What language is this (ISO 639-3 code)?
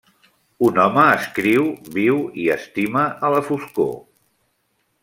cat